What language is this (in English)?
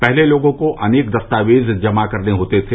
Hindi